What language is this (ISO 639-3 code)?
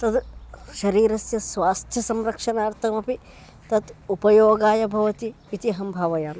san